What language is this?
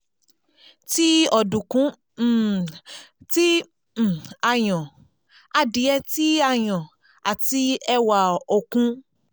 Yoruba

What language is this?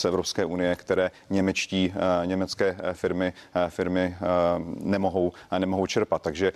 Czech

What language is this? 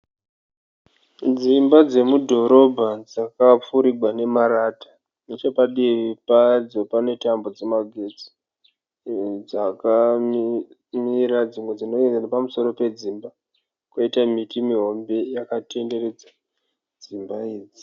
Shona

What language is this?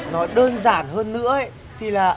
Vietnamese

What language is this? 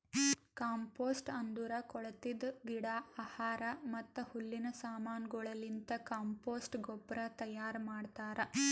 Kannada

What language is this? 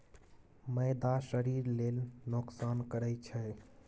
Maithili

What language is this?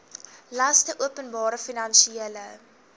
Afrikaans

